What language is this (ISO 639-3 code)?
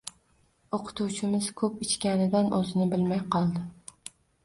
uzb